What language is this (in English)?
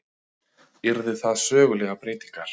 Icelandic